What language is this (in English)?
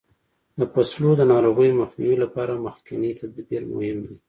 Pashto